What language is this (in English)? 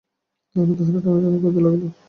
Bangla